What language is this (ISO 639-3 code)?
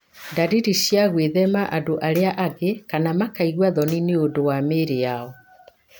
kik